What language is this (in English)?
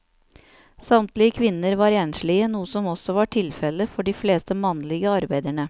Norwegian